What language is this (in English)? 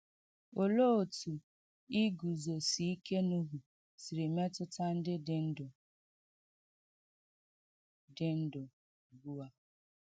Igbo